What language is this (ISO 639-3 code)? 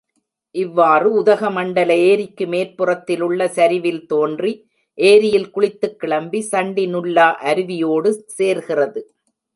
tam